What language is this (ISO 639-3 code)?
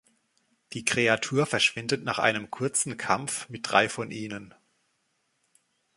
deu